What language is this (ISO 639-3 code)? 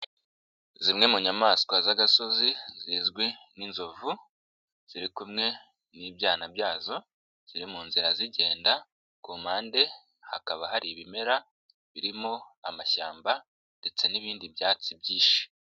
kin